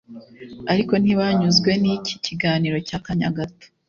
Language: Kinyarwanda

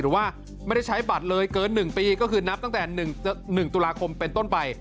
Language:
Thai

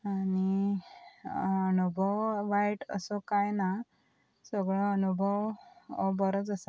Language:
Konkani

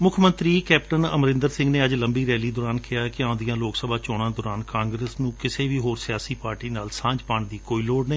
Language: Punjabi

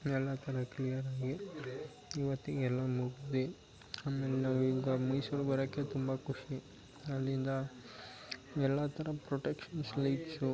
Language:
Kannada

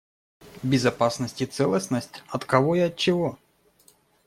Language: Russian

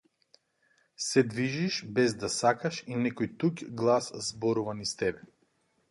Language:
Macedonian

